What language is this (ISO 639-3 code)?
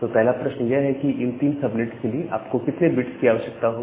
hin